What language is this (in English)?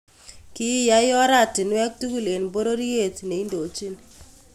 Kalenjin